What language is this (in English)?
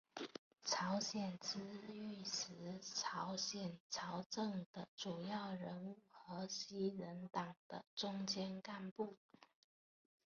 Chinese